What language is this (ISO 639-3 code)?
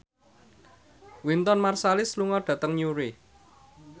jav